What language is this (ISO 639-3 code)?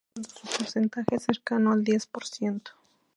spa